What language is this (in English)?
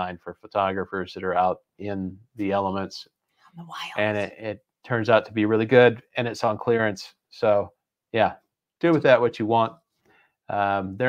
English